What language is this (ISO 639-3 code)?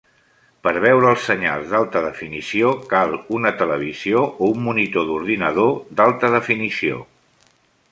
cat